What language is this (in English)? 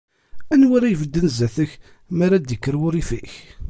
Kabyle